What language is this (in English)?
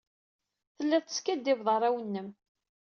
Kabyle